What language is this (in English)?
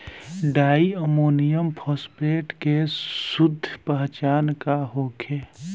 Bhojpuri